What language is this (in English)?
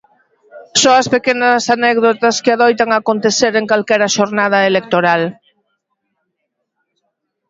Galician